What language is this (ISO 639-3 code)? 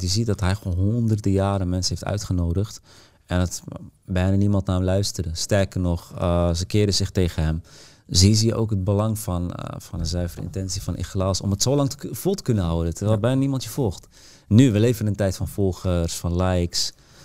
nld